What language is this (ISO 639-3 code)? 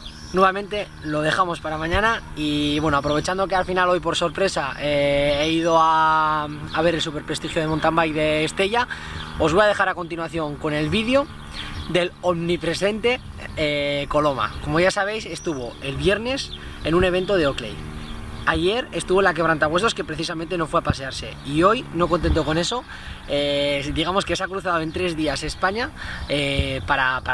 spa